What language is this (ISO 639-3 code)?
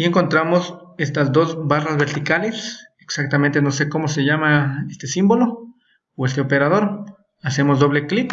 spa